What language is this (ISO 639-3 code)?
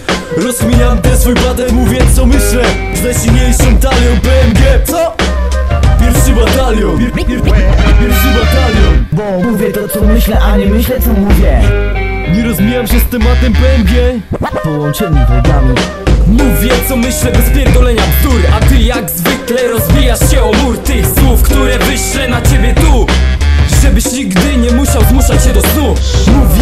pol